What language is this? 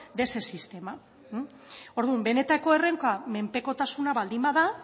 Basque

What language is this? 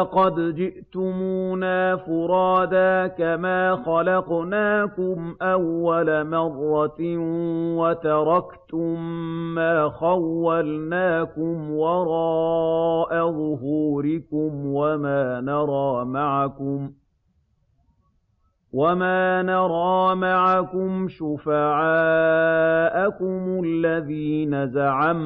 Arabic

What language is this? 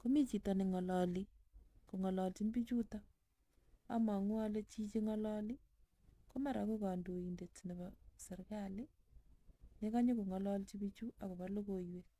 Kalenjin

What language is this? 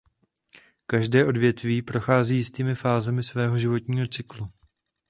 Czech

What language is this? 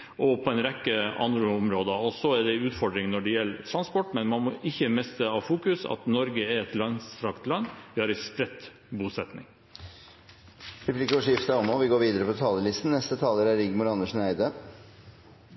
Norwegian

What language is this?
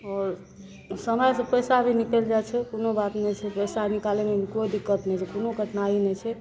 Maithili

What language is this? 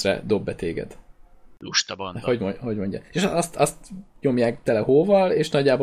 Hungarian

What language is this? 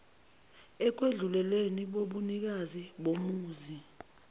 Zulu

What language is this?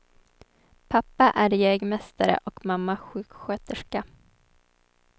Swedish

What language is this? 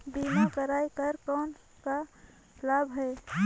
Chhattisgarhi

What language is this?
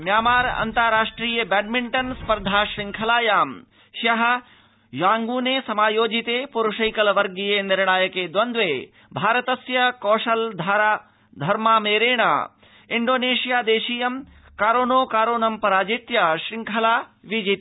Sanskrit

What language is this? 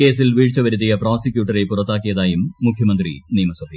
Malayalam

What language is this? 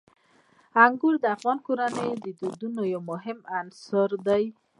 Pashto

